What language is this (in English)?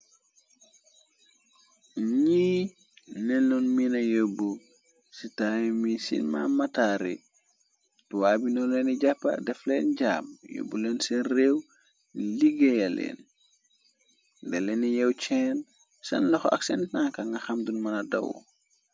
Wolof